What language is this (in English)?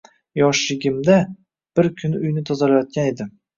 Uzbek